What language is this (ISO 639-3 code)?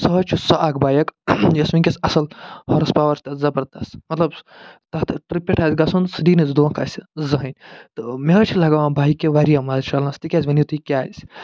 kas